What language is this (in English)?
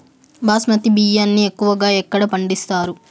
Telugu